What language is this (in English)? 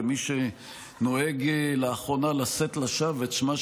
Hebrew